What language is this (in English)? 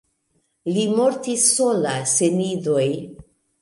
Esperanto